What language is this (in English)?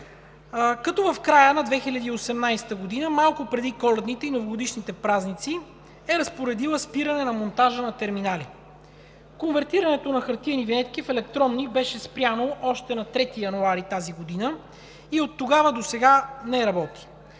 Bulgarian